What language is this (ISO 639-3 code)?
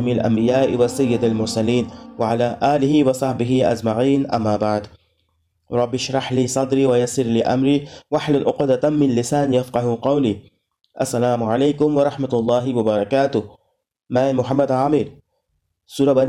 urd